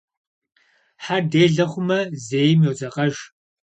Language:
Kabardian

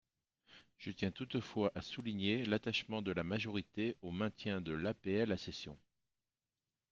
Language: French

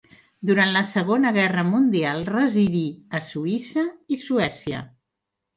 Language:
Catalan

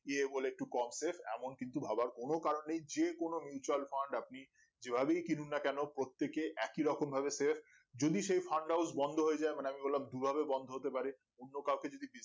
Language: Bangla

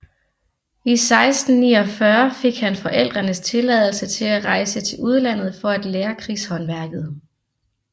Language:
Danish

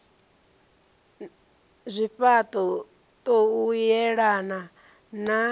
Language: Venda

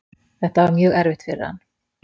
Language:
Icelandic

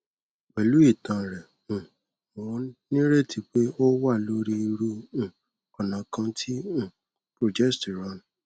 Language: Yoruba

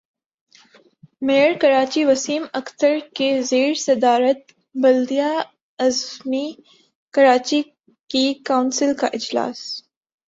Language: Urdu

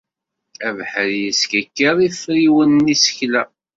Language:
Kabyle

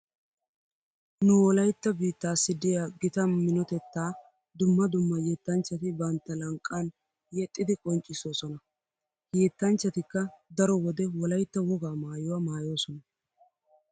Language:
Wolaytta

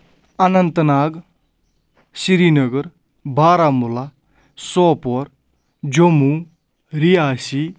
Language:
Kashmiri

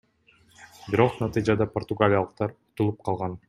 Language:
Kyrgyz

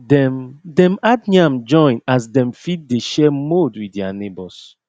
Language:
Nigerian Pidgin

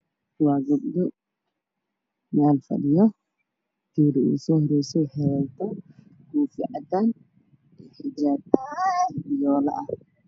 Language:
Somali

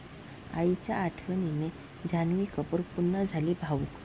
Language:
Marathi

